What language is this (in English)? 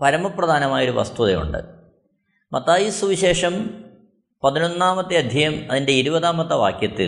Malayalam